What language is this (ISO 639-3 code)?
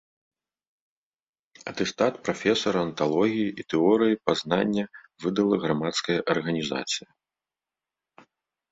bel